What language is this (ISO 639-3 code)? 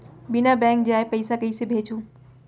hne